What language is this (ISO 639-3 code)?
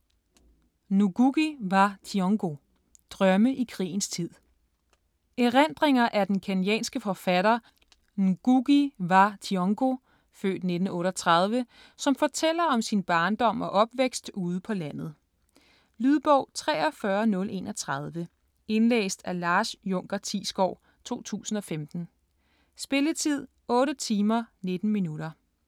dan